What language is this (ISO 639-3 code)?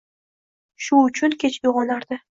uzb